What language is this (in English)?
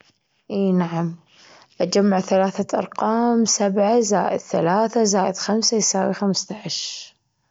Gulf Arabic